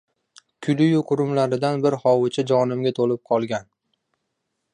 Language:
Uzbek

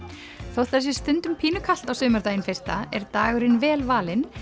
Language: Icelandic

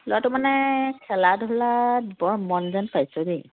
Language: Assamese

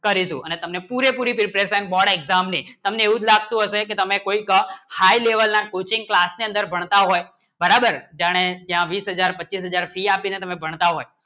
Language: Gujarati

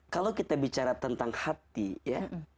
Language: Indonesian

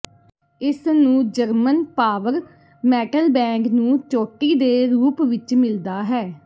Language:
Punjabi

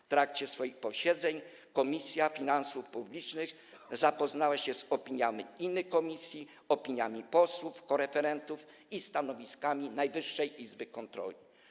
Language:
Polish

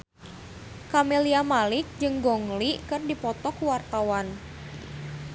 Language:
Sundanese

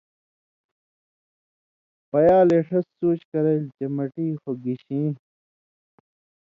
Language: Indus Kohistani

